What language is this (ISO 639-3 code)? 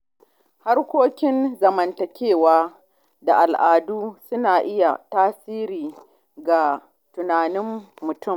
hau